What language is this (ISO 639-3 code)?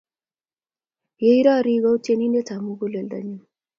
kln